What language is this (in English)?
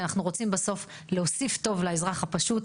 Hebrew